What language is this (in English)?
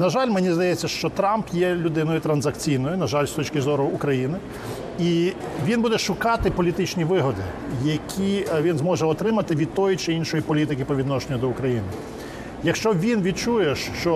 Ukrainian